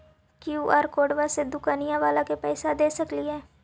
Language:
Magahi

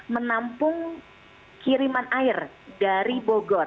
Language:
Indonesian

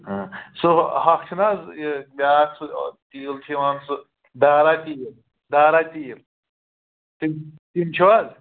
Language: Kashmiri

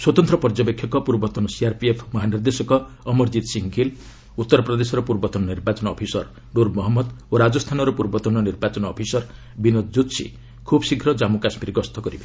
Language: Odia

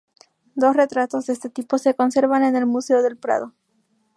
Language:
Spanish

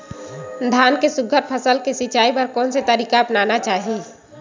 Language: Chhattisgarhi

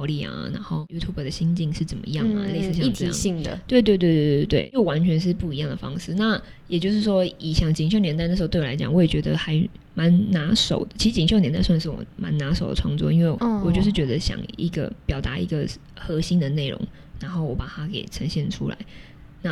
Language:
Chinese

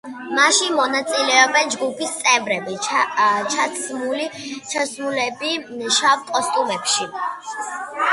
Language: Georgian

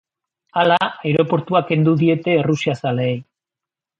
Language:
Basque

